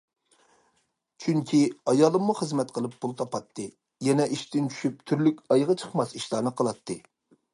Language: Uyghur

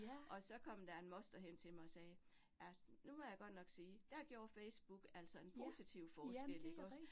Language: Danish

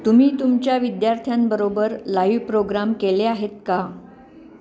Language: Marathi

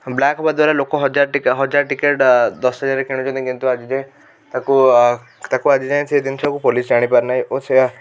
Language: Odia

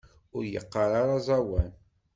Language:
Kabyle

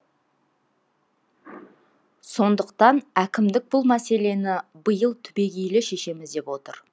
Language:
Kazakh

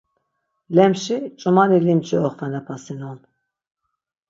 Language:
Laz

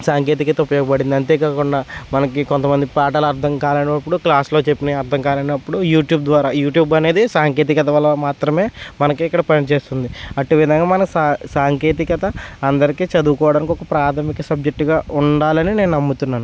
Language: Telugu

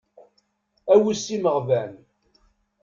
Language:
Kabyle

